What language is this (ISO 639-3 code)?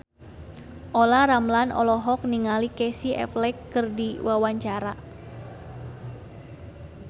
sun